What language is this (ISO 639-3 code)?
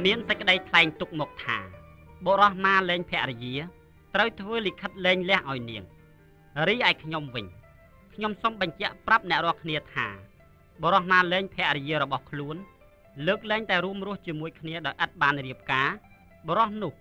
tha